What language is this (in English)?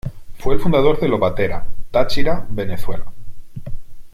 Spanish